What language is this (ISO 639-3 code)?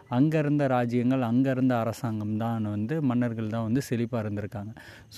tam